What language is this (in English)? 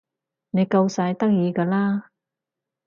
Cantonese